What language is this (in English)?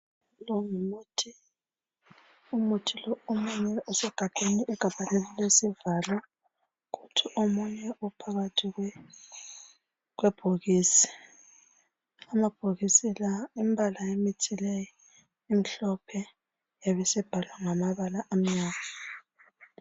North Ndebele